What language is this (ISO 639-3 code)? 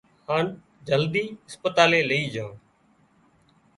kxp